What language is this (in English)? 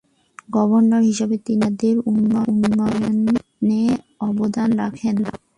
Bangla